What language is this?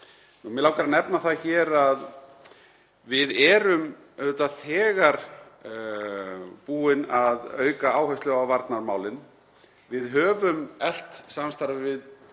Icelandic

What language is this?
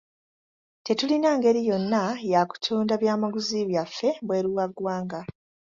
Ganda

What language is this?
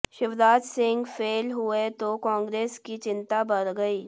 Hindi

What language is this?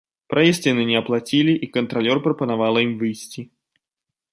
Belarusian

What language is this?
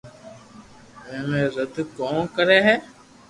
Loarki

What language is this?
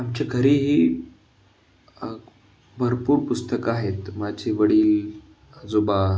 Marathi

